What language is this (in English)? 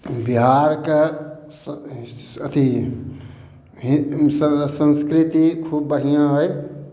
Maithili